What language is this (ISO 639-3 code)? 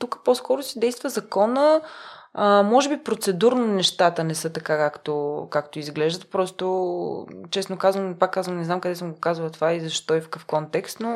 bul